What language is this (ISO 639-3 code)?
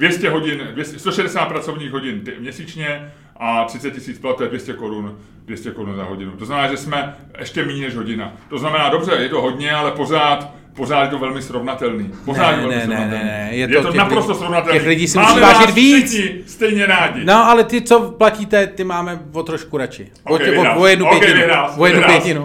ces